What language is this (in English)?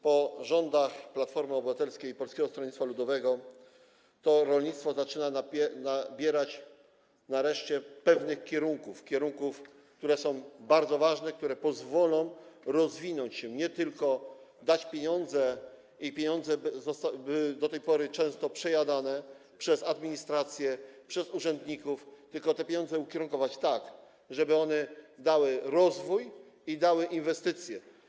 Polish